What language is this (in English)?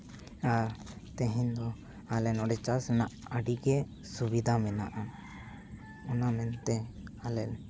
Santali